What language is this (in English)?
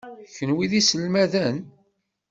Kabyle